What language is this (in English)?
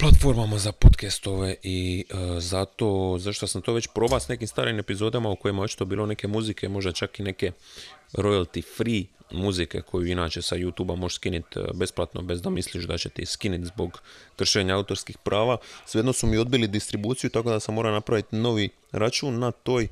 Croatian